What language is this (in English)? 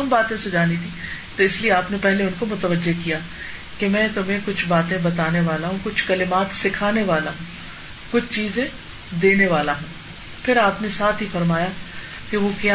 Urdu